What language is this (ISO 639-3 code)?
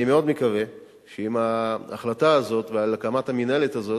heb